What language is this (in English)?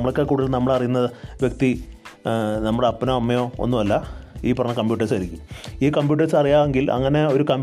Malayalam